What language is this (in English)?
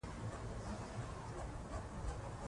Pashto